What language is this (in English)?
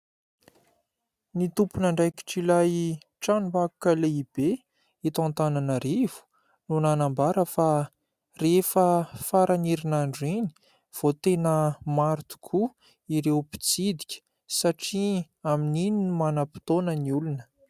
Malagasy